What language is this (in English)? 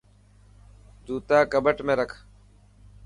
Dhatki